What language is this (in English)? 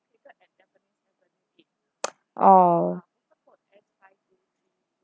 English